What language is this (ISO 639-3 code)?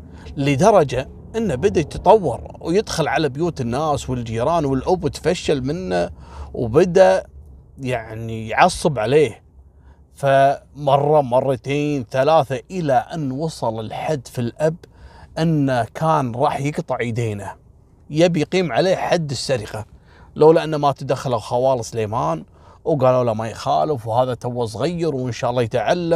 ara